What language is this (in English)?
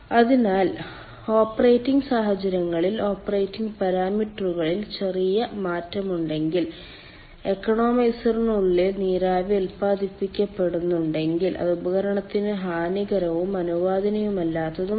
Malayalam